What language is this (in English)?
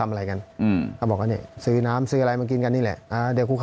Thai